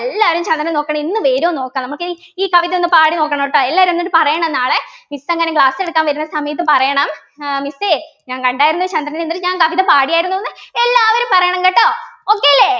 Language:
Malayalam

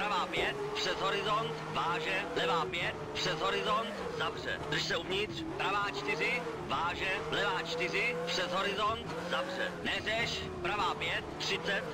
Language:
Czech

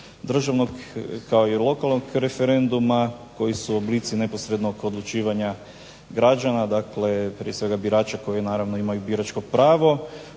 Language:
Croatian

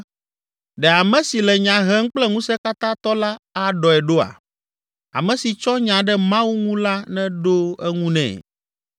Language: Ewe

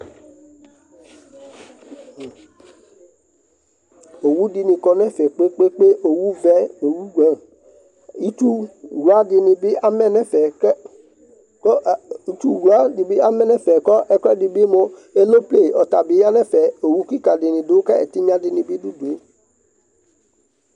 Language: Ikposo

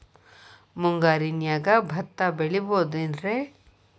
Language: Kannada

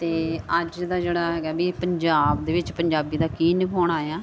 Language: Punjabi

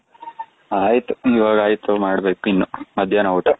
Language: Kannada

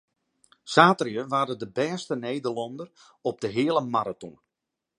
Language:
Western Frisian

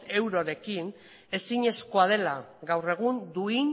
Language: Basque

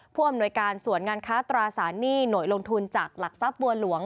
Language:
Thai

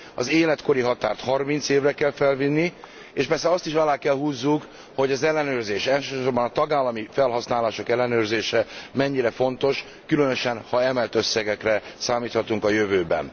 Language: Hungarian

